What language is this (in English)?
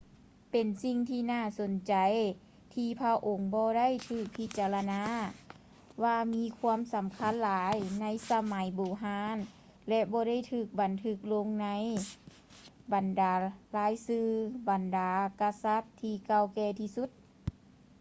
Lao